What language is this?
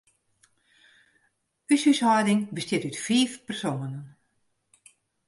Western Frisian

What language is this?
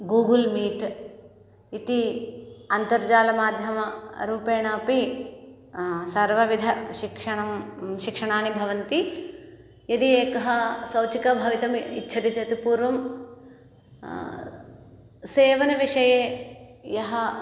Sanskrit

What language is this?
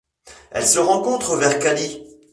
French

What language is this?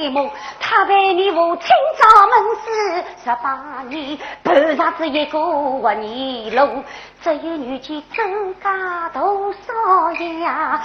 Chinese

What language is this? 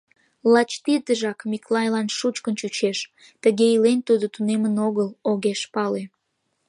Mari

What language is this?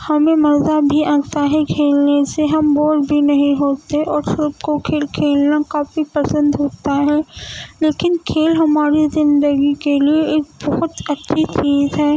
Urdu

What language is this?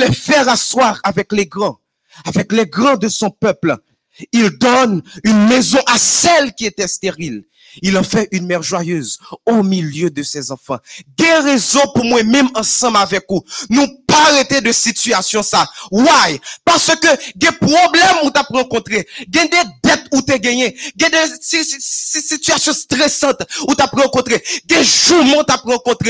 French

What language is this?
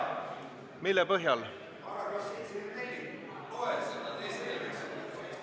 Estonian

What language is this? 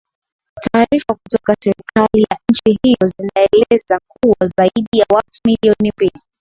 Swahili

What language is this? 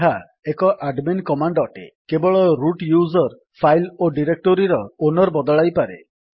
Odia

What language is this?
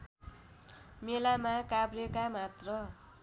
Nepali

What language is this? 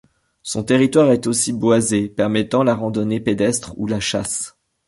French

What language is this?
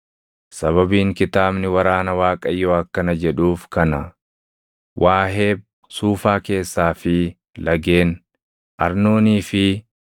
Oromo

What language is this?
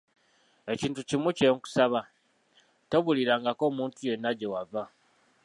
Ganda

